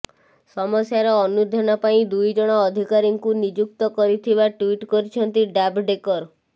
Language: Odia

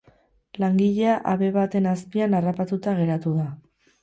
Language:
Basque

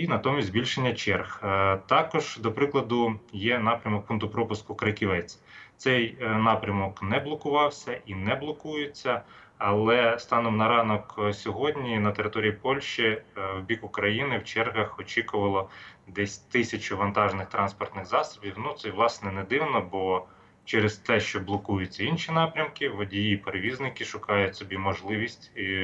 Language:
Ukrainian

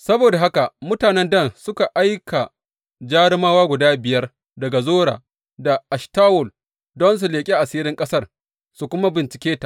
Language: Hausa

